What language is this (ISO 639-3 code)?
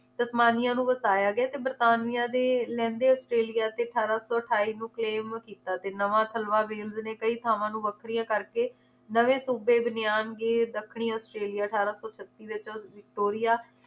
pan